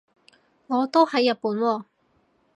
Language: Cantonese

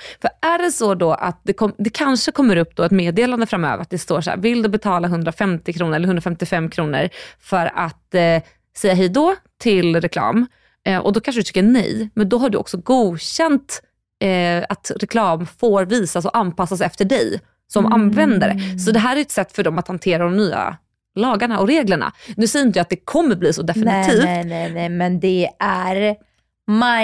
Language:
Swedish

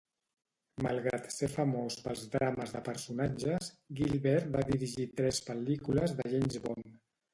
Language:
Catalan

